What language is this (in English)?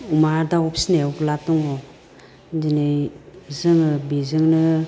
Bodo